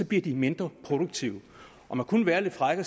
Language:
Danish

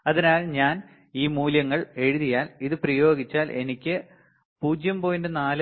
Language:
Malayalam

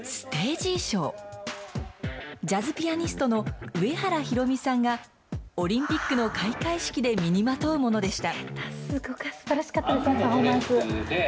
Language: Japanese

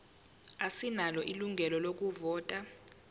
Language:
Zulu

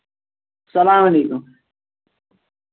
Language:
Kashmiri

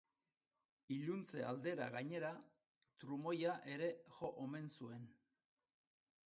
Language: Basque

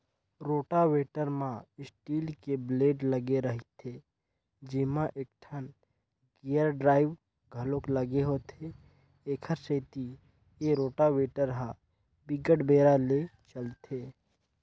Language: Chhattisgarhi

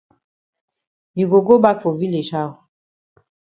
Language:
Cameroon Pidgin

